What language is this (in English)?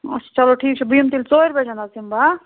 Kashmiri